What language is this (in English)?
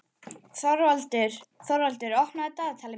Icelandic